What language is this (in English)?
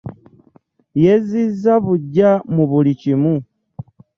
Ganda